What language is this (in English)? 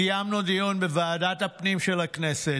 Hebrew